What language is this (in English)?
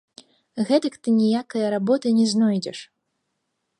Belarusian